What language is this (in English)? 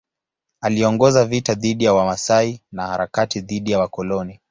Swahili